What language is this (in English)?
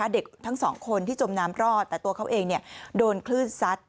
Thai